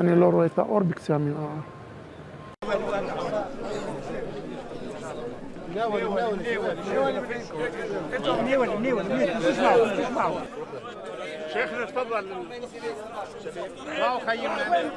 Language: Arabic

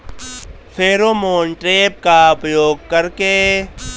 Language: Bhojpuri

